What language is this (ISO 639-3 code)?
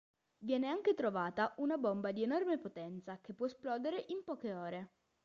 ita